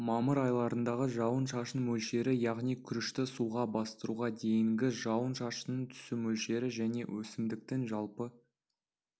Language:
Kazakh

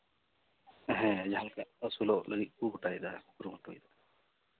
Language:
Santali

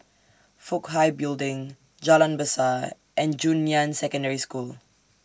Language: English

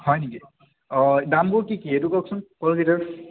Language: Assamese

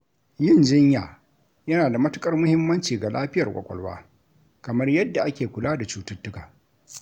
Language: Hausa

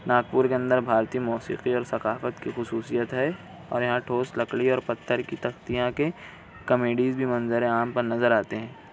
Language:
Urdu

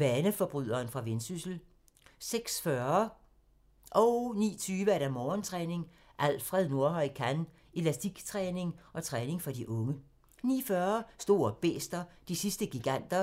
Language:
Danish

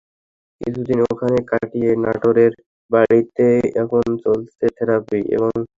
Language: Bangla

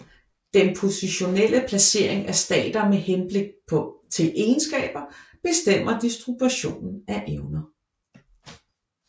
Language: Danish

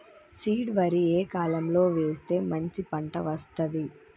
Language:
Telugu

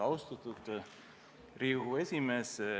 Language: Estonian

